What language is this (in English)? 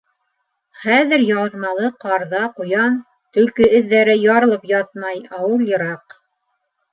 Bashkir